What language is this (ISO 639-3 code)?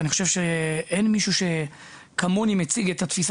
heb